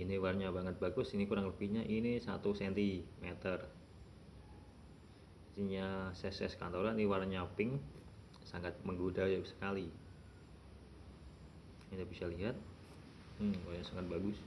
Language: Indonesian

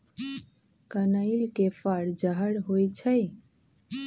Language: Magahi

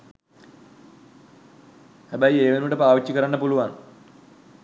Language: Sinhala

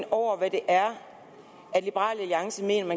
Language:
Danish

